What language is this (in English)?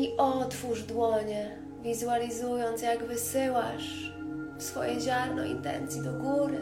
Polish